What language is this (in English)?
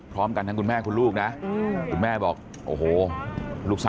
Thai